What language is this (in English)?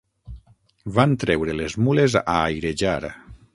Catalan